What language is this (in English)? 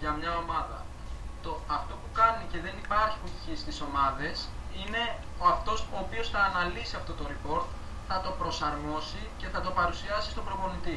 Greek